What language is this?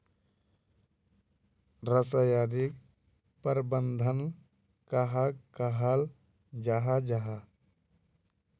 Magahi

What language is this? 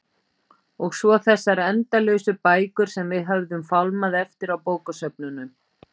Icelandic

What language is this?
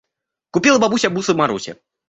Russian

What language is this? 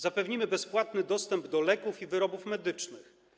Polish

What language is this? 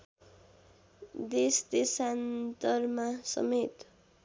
Nepali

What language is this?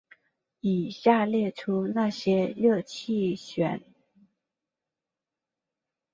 Chinese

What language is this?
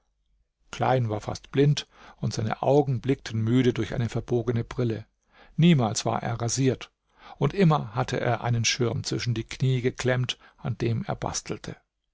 German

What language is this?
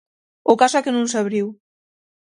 Galician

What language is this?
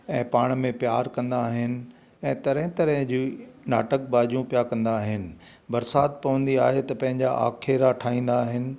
Sindhi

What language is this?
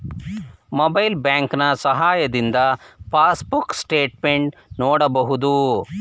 Kannada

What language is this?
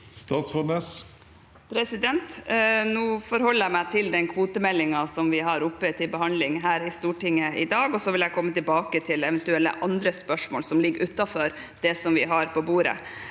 Norwegian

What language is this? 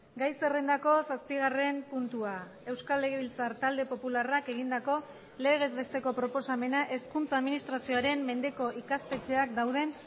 Basque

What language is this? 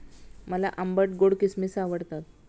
Marathi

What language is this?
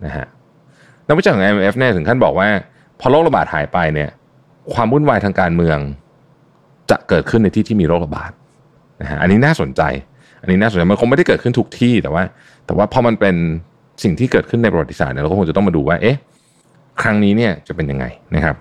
Thai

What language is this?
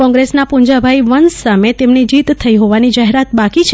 Gujarati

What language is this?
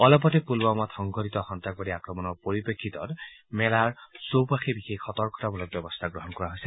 Assamese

